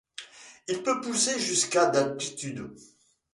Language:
French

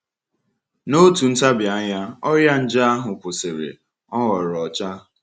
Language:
Igbo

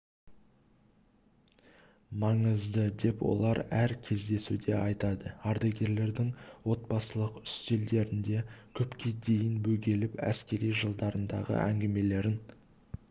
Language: Kazakh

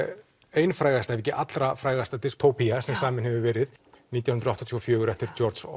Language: Icelandic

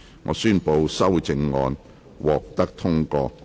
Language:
Cantonese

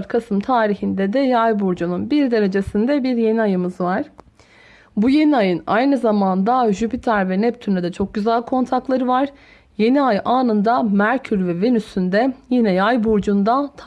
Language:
Turkish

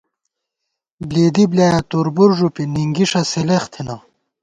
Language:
Gawar-Bati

